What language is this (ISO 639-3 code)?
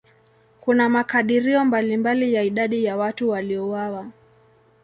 swa